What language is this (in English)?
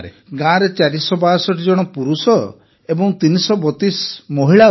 Odia